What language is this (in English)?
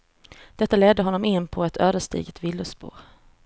Swedish